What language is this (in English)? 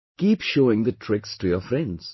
English